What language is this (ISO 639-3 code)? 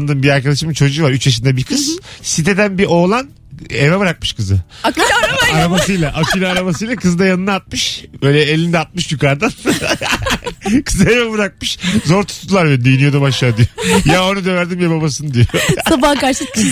tur